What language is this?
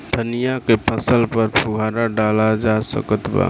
Bhojpuri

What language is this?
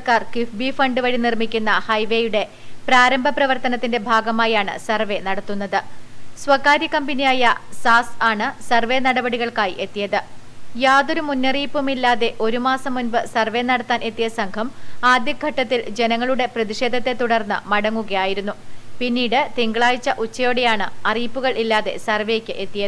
Romanian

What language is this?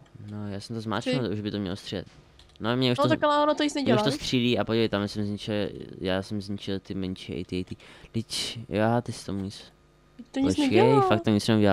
Czech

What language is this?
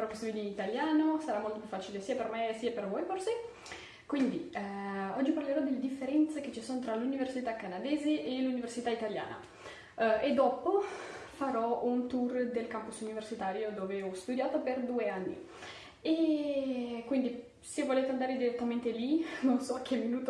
Italian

